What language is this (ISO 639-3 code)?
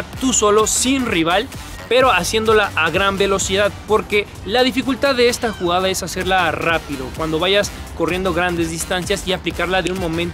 spa